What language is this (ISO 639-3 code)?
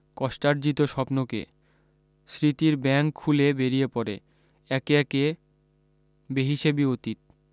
ben